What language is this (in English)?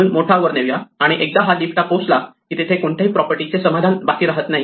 Marathi